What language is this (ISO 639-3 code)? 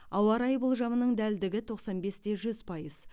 kaz